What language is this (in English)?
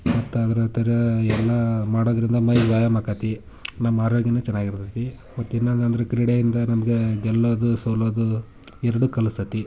Kannada